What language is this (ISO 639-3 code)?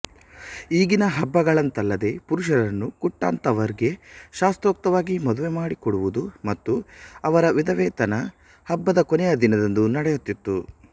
kan